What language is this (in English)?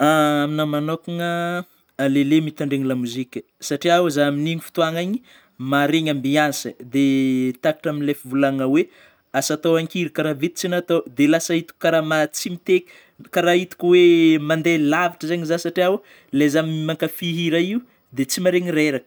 Northern Betsimisaraka Malagasy